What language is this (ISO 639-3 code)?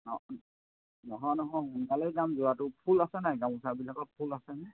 asm